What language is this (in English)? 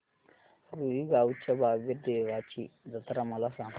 Marathi